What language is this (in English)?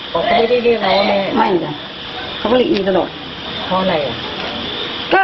Thai